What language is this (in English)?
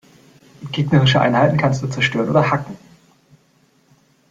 German